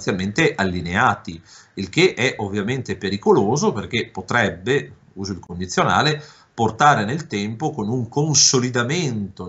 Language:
Italian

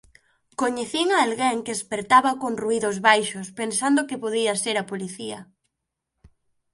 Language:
Galician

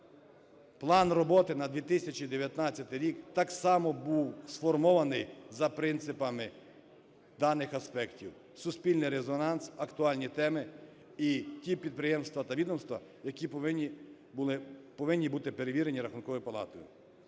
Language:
Ukrainian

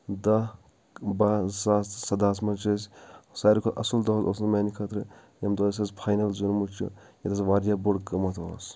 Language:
Kashmiri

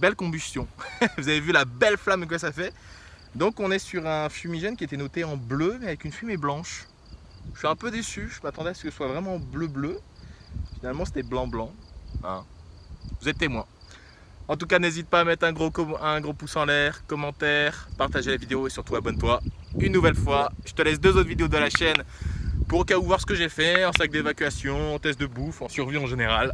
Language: French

